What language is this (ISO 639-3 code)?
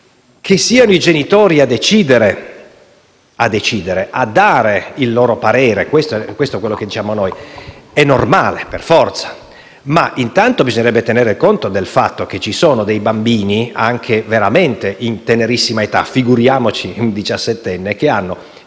ita